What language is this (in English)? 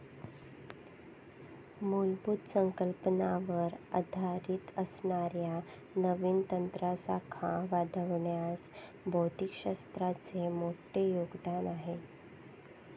Marathi